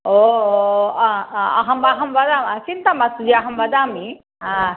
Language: Sanskrit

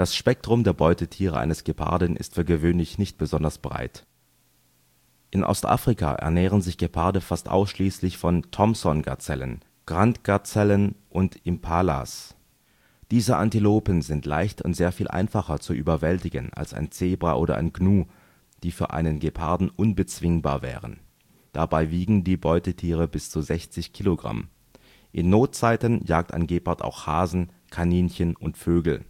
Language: German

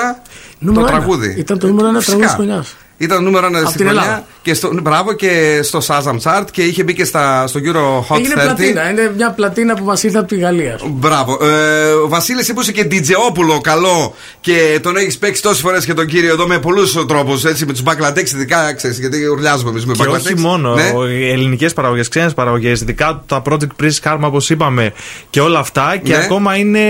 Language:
Greek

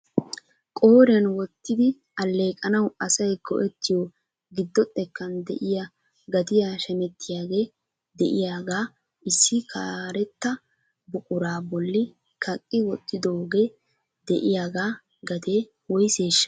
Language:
Wolaytta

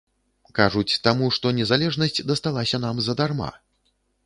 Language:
Belarusian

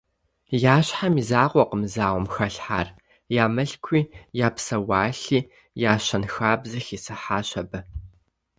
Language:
Kabardian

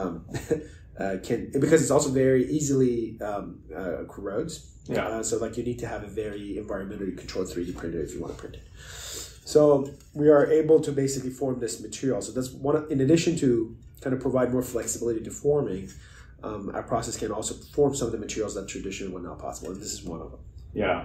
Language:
English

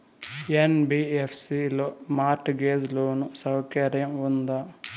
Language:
Telugu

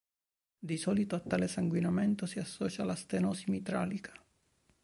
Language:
Italian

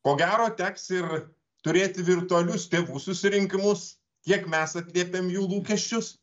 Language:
Lithuanian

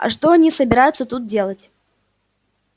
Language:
Russian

